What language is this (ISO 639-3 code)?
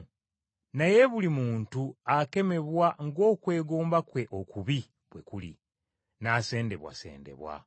lug